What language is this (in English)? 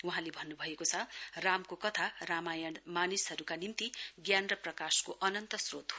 Nepali